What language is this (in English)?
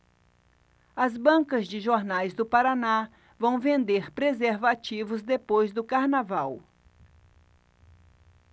Portuguese